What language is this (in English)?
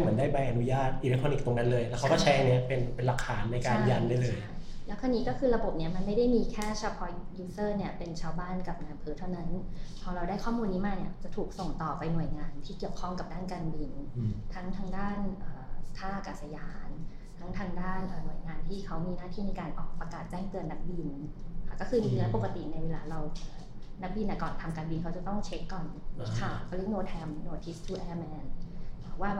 Thai